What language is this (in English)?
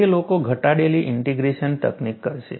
Gujarati